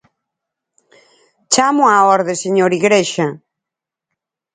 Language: Galician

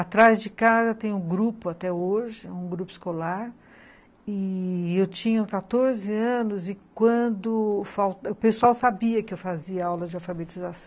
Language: Portuguese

